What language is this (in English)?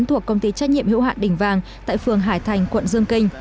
Vietnamese